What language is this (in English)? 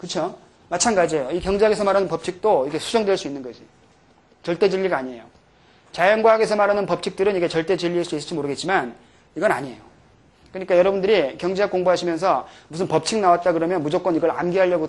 Korean